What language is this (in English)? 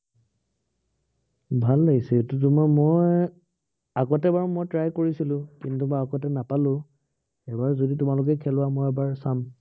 Assamese